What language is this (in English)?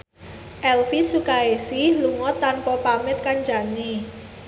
Javanese